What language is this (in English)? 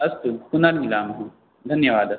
Sanskrit